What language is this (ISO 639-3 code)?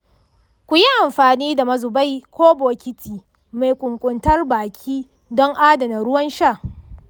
hau